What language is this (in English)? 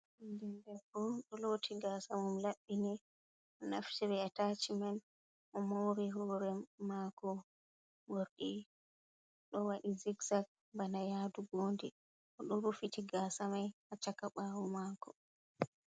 Fula